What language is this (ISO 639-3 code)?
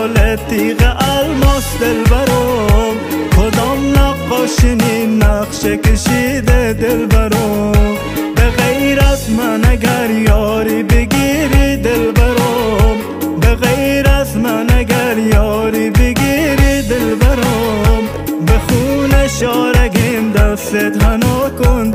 fas